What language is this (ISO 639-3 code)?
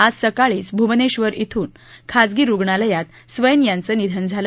mar